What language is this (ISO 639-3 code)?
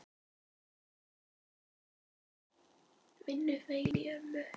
isl